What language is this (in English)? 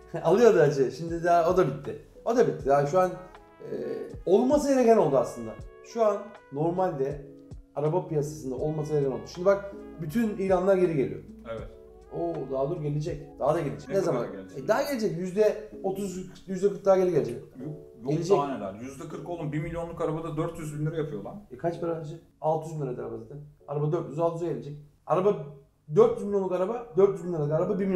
Turkish